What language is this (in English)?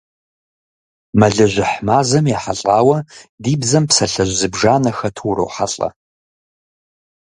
Kabardian